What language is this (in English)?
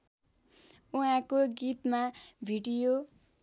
Nepali